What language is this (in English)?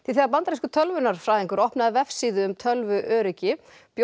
Icelandic